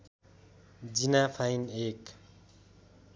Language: Nepali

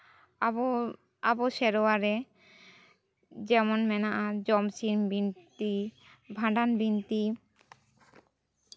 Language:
Santali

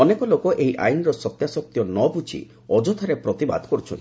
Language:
Odia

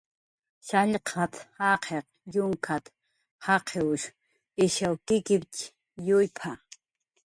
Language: Jaqaru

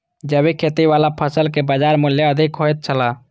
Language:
Maithili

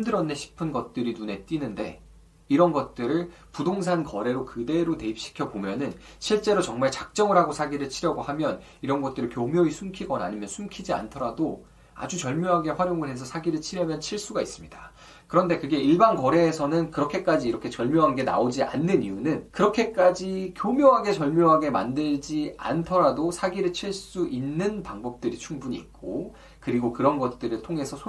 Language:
Korean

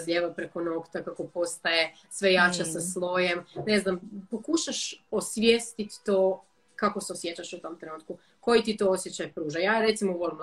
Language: Croatian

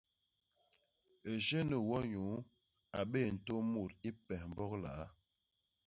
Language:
Basaa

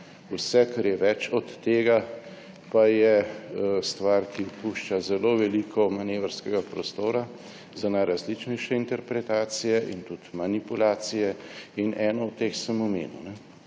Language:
Slovenian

